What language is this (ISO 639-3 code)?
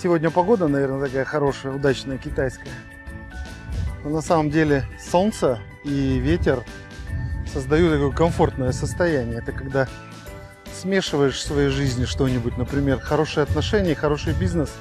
rus